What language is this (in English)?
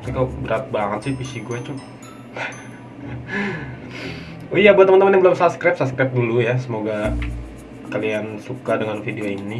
Indonesian